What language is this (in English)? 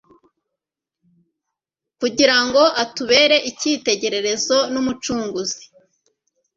Kinyarwanda